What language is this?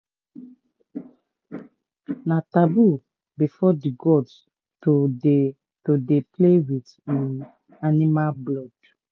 Nigerian Pidgin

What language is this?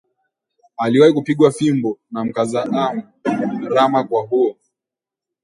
Swahili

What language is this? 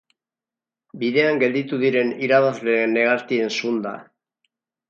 Basque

